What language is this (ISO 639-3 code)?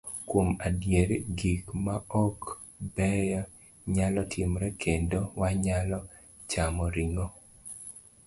luo